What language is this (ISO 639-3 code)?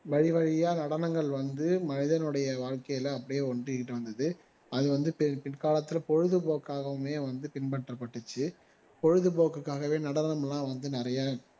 tam